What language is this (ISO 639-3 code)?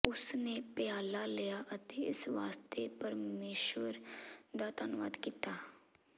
pan